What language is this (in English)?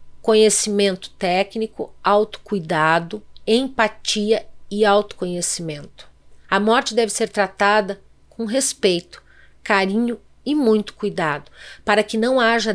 Portuguese